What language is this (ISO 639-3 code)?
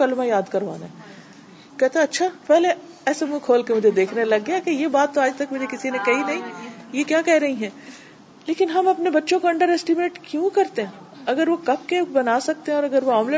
urd